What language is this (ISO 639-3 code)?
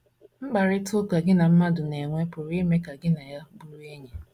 ibo